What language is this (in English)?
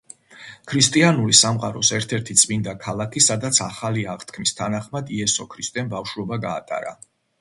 Georgian